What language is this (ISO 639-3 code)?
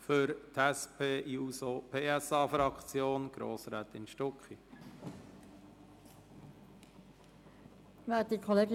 gsw